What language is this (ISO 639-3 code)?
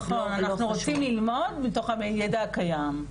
heb